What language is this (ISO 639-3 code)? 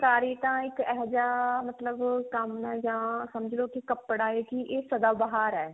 pan